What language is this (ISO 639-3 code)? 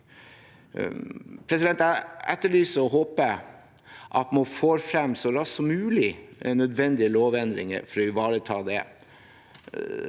nor